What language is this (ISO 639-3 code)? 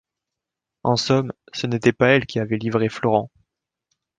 fra